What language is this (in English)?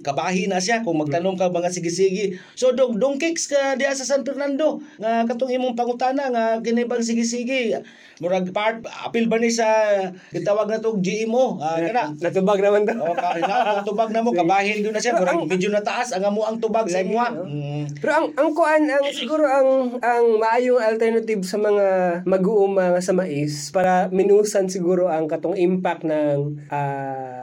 Filipino